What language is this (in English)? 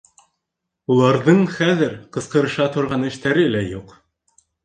Bashkir